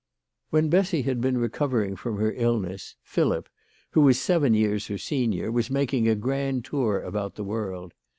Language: English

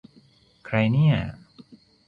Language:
Thai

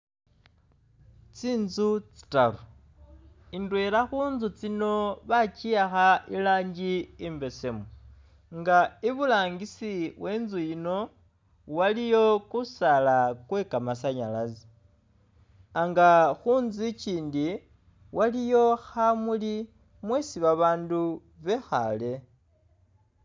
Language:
Masaaba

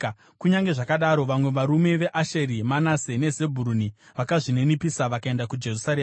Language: Shona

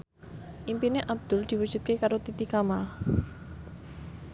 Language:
Javanese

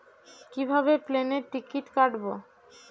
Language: Bangla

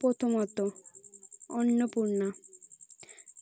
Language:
Bangla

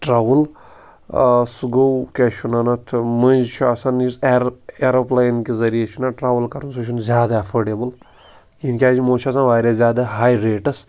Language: Kashmiri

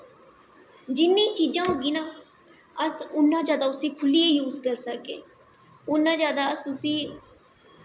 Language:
Dogri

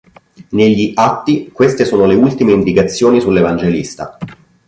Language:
Italian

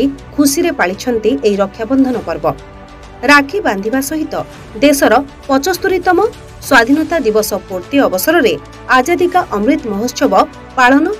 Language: Romanian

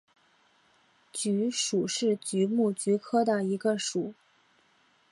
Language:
Chinese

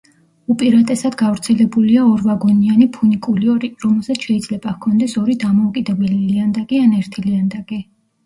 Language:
Georgian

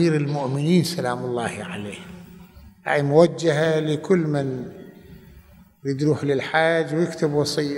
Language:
Arabic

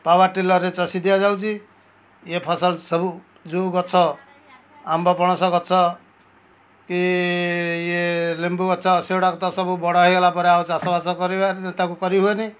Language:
Odia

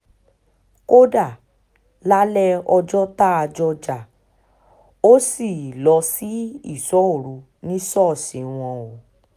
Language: Yoruba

